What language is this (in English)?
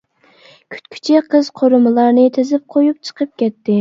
Uyghur